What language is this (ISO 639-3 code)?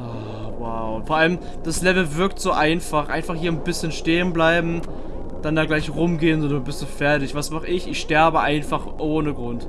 deu